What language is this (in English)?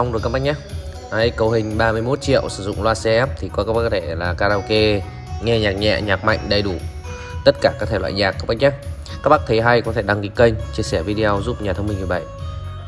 Vietnamese